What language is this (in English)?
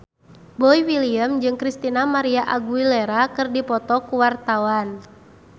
Sundanese